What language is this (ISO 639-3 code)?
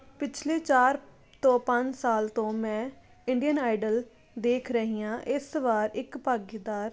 pan